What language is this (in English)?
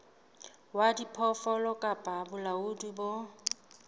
Southern Sotho